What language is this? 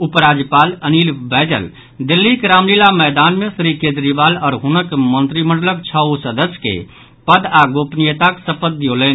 Maithili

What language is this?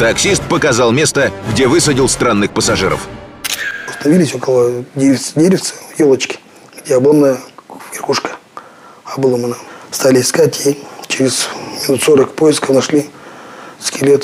Russian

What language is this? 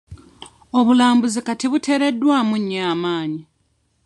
Ganda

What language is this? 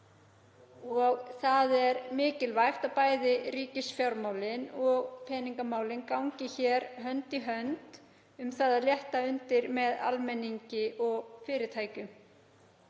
Icelandic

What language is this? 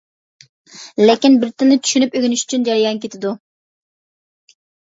Uyghur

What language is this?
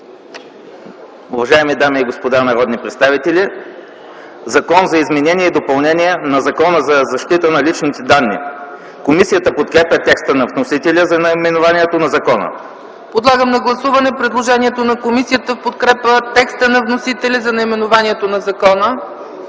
Bulgarian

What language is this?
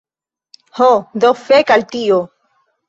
Esperanto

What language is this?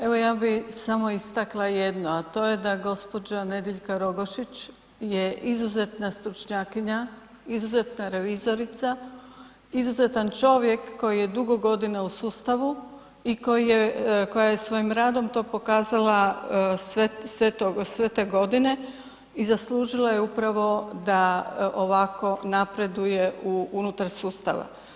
Croatian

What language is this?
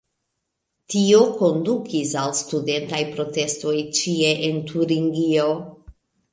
Esperanto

